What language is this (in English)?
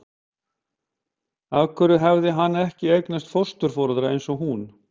Icelandic